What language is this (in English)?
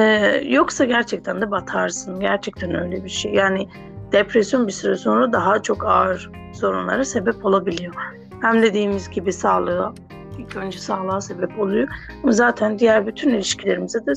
Turkish